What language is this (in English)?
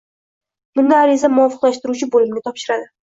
Uzbek